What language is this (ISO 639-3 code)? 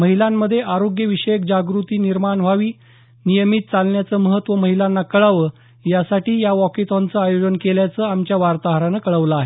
mar